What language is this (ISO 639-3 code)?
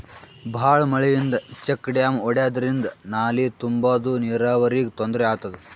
kan